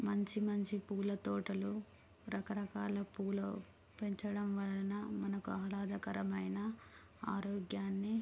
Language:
Telugu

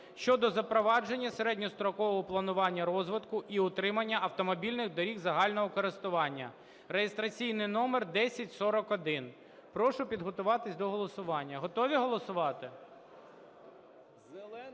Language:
Ukrainian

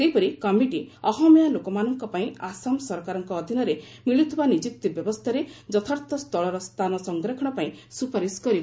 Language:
Odia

